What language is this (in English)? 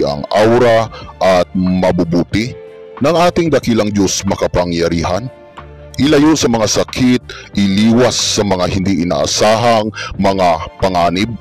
Filipino